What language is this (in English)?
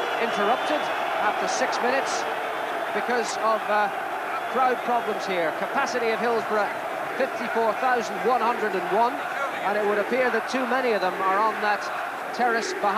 Turkish